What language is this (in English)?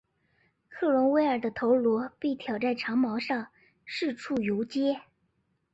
Chinese